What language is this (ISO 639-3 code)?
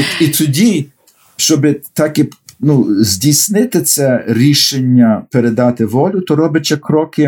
ukr